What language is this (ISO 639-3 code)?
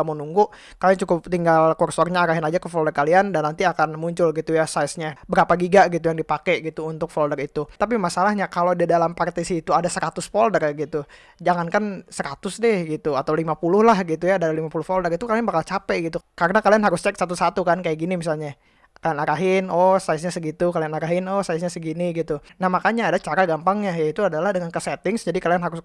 ind